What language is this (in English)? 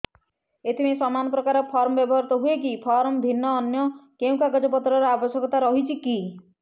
Odia